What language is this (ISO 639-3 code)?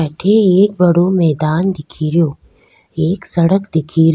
raj